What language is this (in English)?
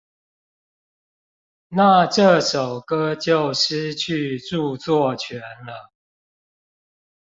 Chinese